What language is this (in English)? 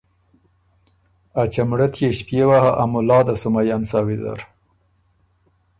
Ormuri